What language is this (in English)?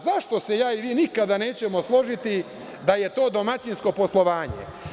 Serbian